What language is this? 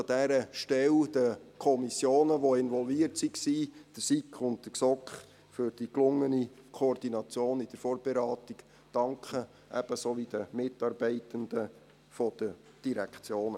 Swiss German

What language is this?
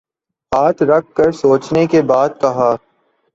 Urdu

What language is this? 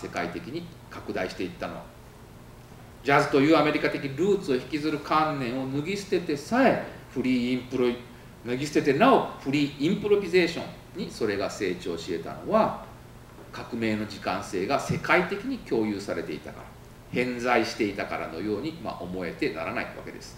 Japanese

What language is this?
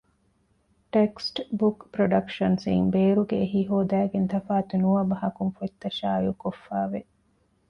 Divehi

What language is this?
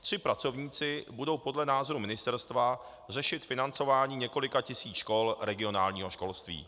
Czech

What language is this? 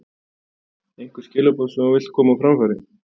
Icelandic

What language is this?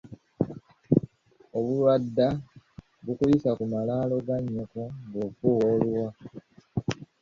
Ganda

